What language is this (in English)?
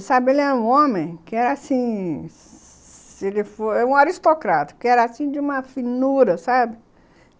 Portuguese